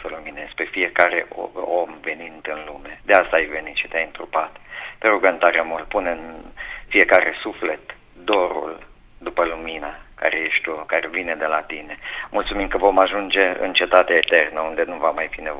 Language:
Romanian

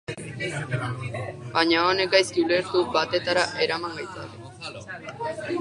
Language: Basque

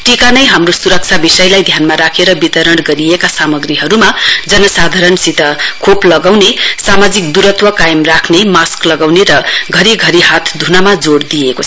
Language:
Nepali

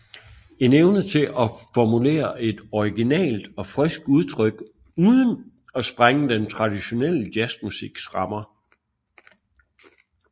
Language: Danish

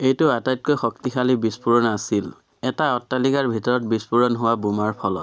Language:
Assamese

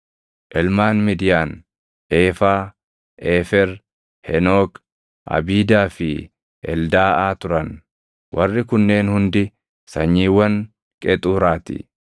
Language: Oromo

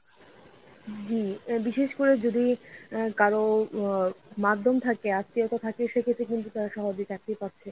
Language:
Bangla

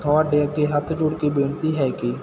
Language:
Punjabi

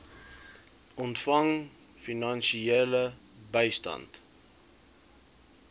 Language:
Afrikaans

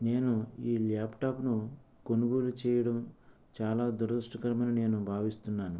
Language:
Telugu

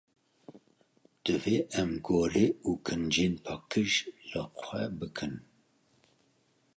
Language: Kurdish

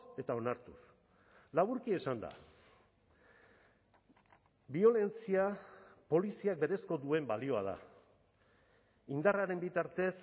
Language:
Basque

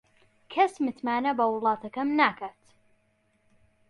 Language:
Central Kurdish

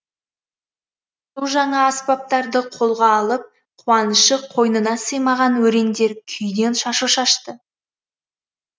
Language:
Kazakh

